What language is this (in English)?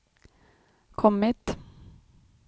Swedish